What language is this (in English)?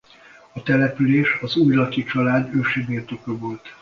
Hungarian